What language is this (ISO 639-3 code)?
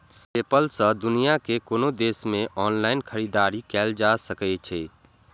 mai